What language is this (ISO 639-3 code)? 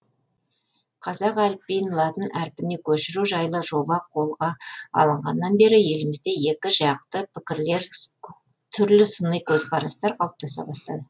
kaz